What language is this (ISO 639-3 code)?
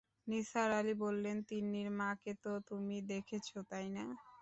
ben